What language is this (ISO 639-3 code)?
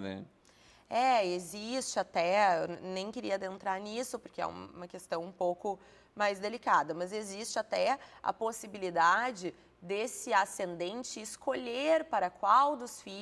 por